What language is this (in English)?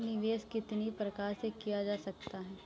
Hindi